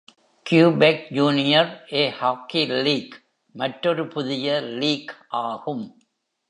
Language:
Tamil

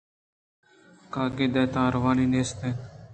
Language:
Eastern Balochi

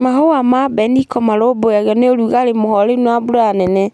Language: Kikuyu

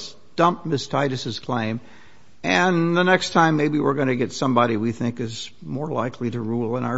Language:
English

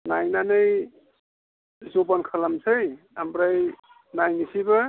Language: Bodo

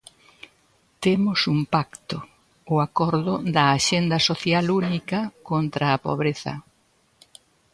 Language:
Galician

